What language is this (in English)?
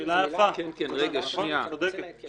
Hebrew